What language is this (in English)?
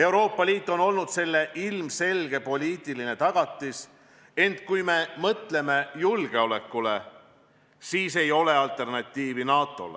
Estonian